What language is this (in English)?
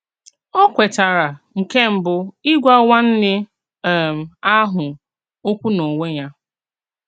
Igbo